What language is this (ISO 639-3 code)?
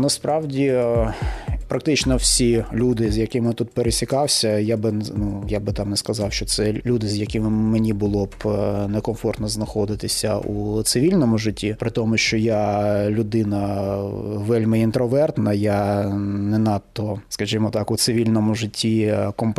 ukr